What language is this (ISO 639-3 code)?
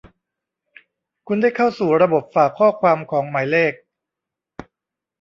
tha